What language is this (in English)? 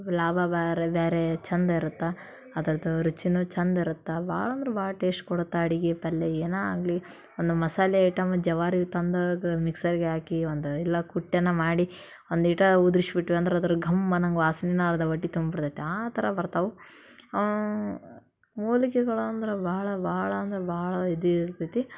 Kannada